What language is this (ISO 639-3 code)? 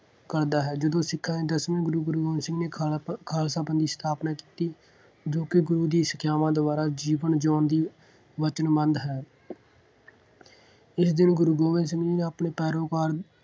pan